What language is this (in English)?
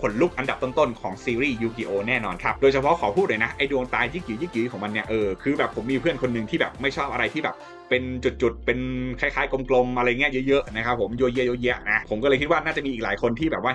Thai